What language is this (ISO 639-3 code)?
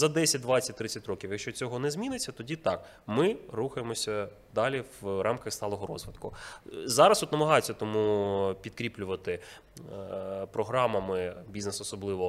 ukr